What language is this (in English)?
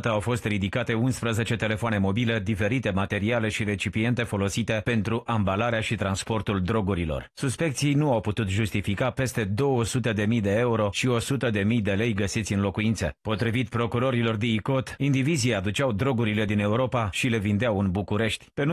Romanian